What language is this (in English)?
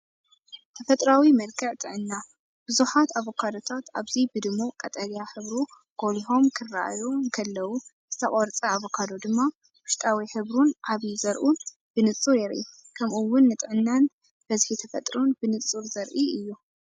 Tigrinya